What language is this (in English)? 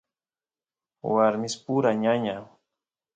Santiago del Estero Quichua